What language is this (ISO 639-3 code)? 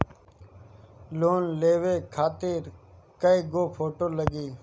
bho